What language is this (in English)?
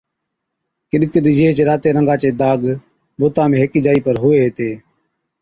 Od